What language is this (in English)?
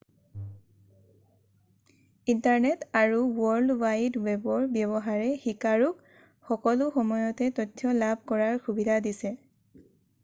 Assamese